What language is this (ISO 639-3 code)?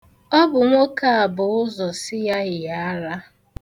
ibo